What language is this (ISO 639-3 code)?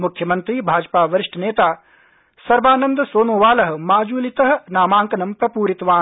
san